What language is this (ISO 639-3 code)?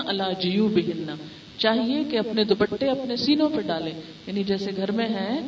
urd